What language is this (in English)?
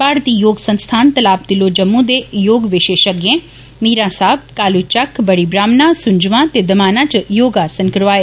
Dogri